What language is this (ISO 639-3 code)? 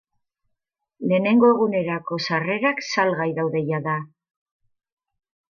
eus